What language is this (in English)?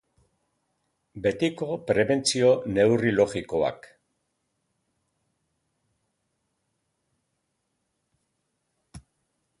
Basque